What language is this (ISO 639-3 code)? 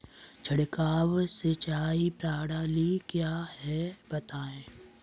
hin